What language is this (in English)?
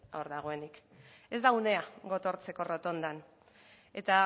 Basque